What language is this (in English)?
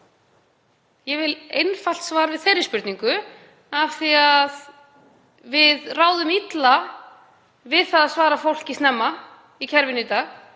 Icelandic